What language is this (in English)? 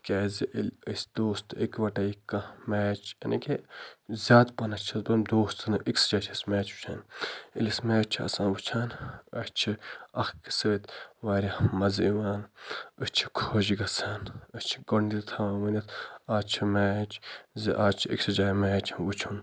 Kashmiri